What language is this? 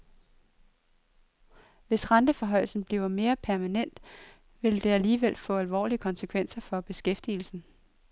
Danish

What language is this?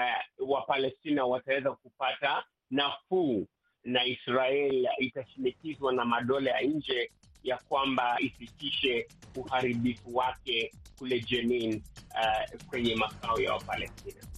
Swahili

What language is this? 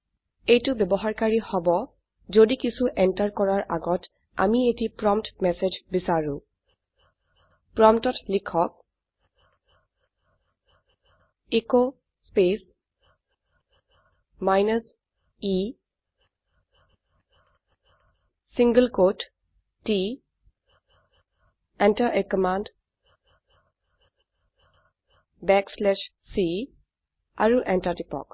Assamese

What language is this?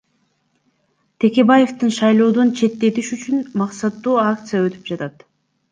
Kyrgyz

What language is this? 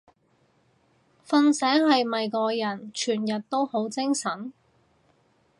Cantonese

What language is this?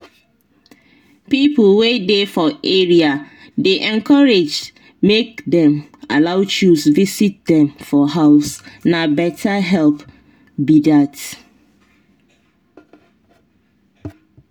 Nigerian Pidgin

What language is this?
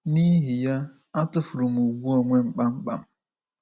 Igbo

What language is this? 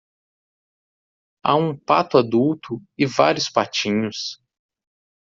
Portuguese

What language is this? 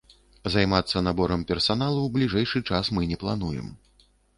Belarusian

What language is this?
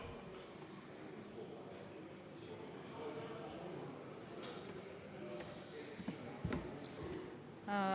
Estonian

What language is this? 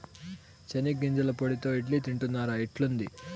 Telugu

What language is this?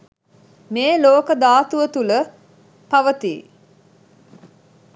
Sinhala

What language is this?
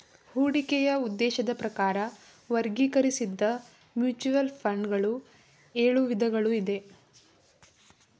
Kannada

